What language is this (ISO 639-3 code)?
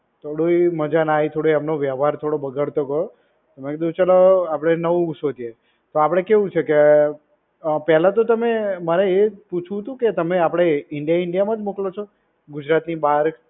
guj